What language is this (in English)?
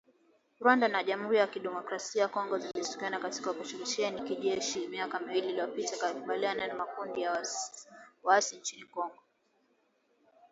Swahili